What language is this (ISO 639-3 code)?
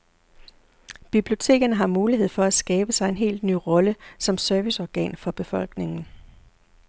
dan